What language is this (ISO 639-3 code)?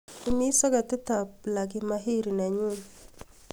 kln